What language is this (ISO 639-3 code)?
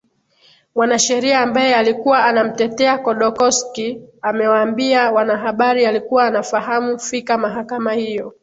swa